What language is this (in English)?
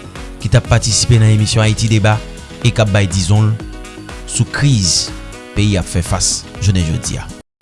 French